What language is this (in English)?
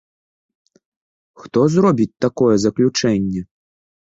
Belarusian